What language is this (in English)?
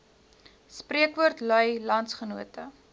Afrikaans